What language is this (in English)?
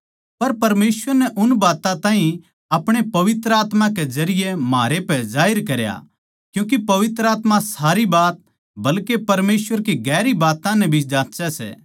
Haryanvi